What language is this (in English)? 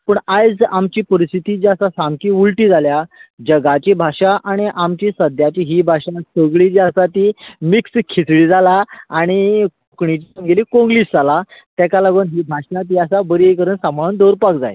Konkani